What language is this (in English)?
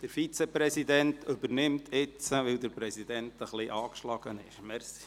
Swiss German